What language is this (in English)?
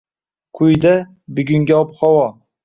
Uzbek